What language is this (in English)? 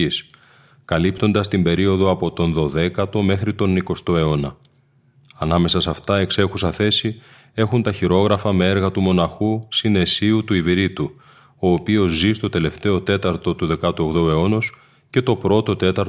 Greek